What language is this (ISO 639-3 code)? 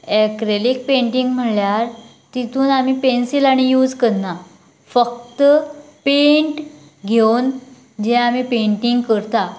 kok